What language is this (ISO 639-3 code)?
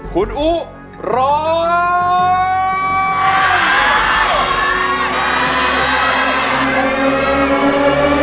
tha